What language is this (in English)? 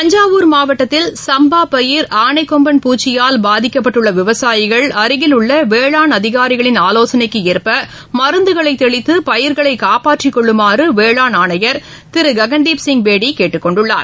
Tamil